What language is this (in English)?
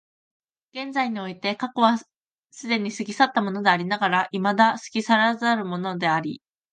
Japanese